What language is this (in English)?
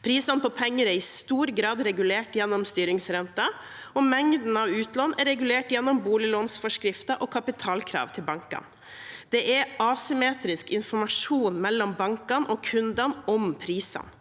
Norwegian